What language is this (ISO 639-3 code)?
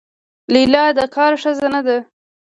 pus